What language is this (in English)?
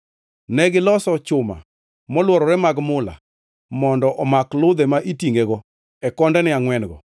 Luo (Kenya and Tanzania)